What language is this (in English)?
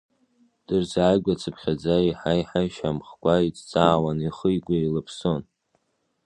Abkhazian